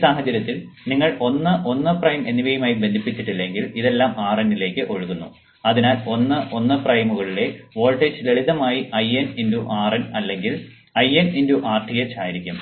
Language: Malayalam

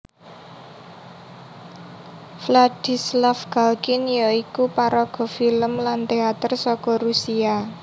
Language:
Javanese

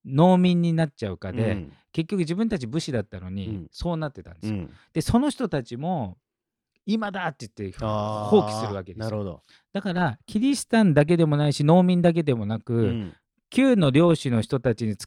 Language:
Japanese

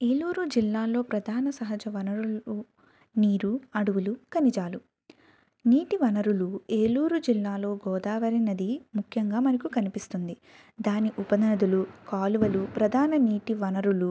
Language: Telugu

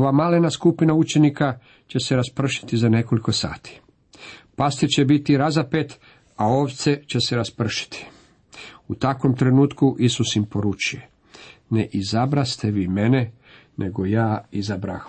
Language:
Croatian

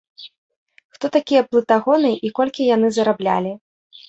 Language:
Belarusian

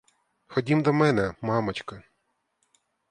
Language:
Ukrainian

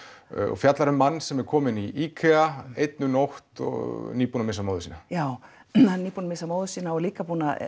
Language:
Icelandic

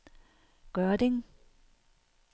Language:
Danish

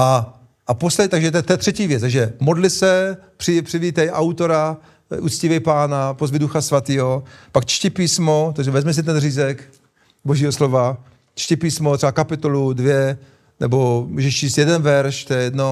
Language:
Czech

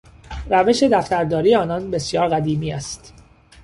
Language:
Persian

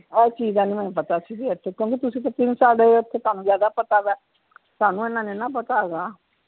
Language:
Punjabi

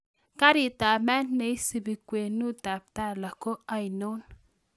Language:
Kalenjin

